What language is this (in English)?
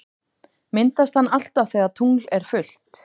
Icelandic